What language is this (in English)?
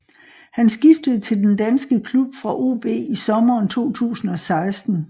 Danish